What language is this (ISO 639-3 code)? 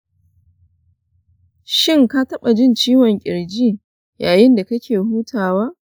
hau